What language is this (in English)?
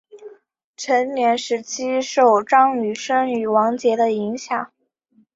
Chinese